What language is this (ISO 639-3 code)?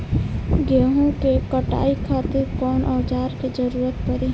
bho